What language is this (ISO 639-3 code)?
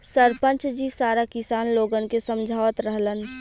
bho